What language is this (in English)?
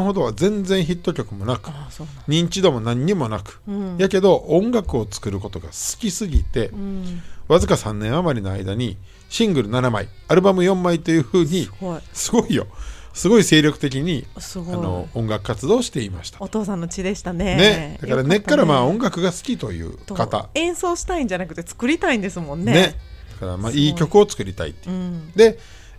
Japanese